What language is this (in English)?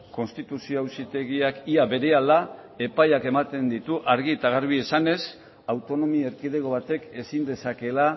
Basque